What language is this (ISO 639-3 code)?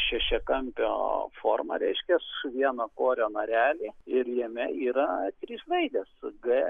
lit